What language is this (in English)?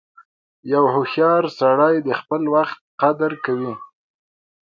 Pashto